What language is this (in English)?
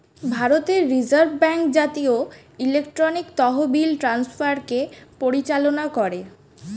Bangla